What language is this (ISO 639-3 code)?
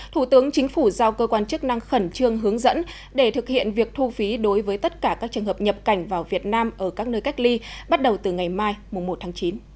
vie